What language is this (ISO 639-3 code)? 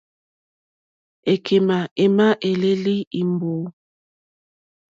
bri